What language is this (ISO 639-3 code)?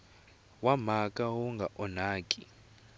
tso